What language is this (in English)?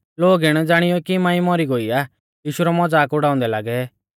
Mahasu Pahari